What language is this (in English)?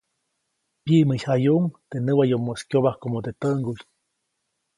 Copainalá Zoque